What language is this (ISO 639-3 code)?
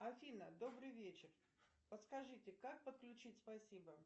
rus